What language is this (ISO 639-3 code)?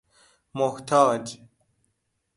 fas